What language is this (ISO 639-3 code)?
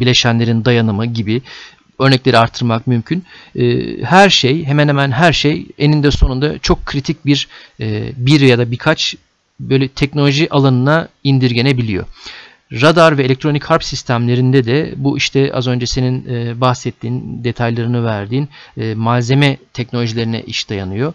tur